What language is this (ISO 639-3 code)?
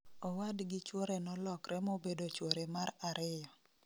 luo